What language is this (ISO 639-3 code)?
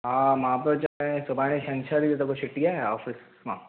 snd